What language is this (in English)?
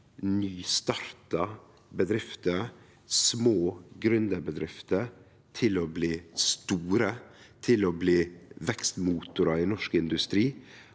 Norwegian